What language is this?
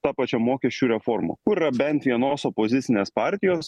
Lithuanian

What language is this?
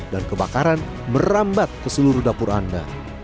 Indonesian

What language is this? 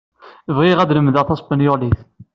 Kabyle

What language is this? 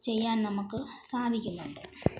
Malayalam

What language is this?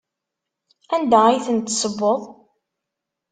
Kabyle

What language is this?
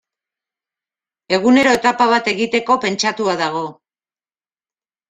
Basque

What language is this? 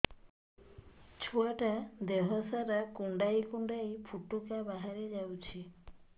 Odia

